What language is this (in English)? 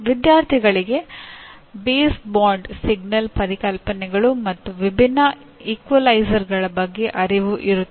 Kannada